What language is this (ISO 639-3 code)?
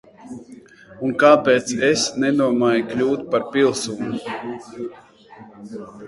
lav